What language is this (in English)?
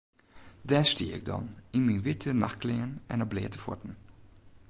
Western Frisian